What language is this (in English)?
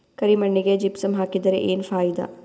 Kannada